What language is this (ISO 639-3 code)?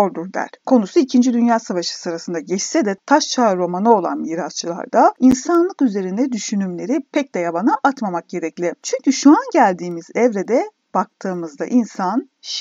tur